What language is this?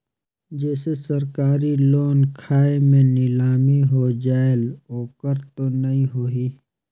Chhattisgarhi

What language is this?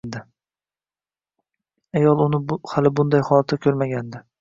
Uzbek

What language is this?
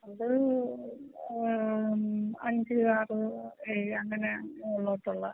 Malayalam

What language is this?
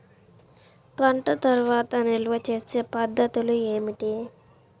Telugu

